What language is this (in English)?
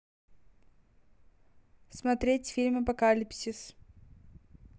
Russian